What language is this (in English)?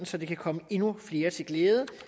Danish